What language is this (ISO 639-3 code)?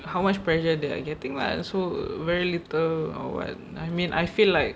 eng